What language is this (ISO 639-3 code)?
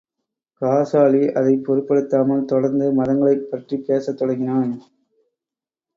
tam